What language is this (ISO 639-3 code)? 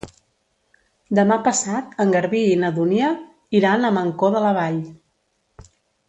cat